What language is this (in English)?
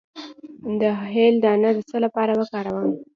Pashto